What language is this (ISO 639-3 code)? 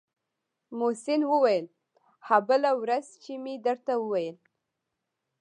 pus